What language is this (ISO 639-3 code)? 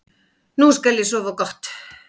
isl